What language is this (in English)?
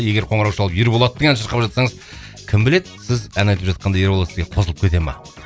Kazakh